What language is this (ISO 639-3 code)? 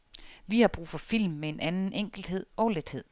dan